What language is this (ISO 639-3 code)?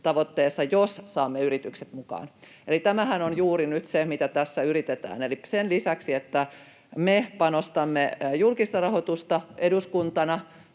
fin